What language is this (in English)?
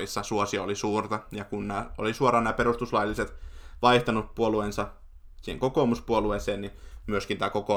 Finnish